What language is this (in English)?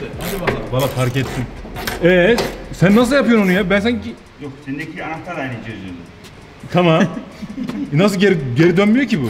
Turkish